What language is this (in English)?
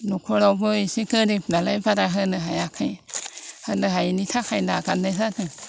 Bodo